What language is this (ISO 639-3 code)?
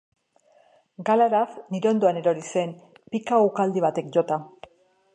eus